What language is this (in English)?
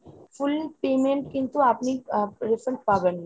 Bangla